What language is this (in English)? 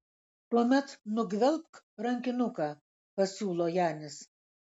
Lithuanian